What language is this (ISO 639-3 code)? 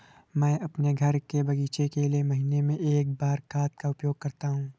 hin